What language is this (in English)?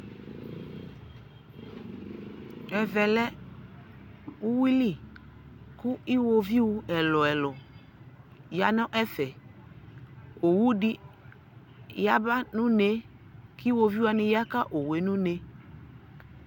Ikposo